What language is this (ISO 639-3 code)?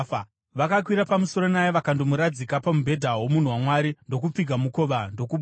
sna